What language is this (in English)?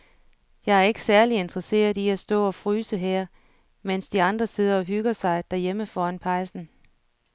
Danish